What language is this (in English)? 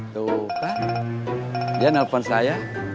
Indonesian